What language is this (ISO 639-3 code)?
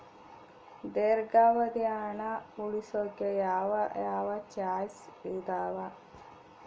kan